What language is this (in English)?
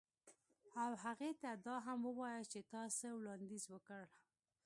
Pashto